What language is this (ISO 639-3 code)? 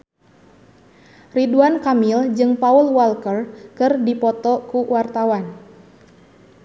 sun